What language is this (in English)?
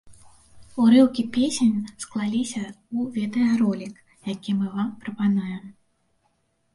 Belarusian